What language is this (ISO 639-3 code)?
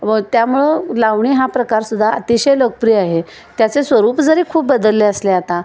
mar